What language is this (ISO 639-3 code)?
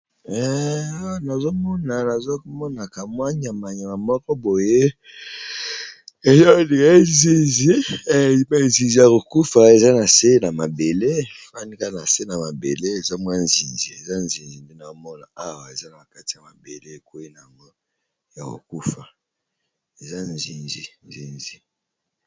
lin